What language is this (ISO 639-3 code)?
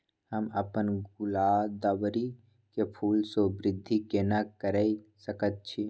mai